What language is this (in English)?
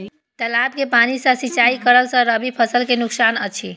Maithili